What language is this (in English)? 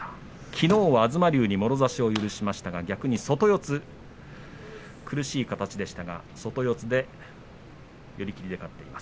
Japanese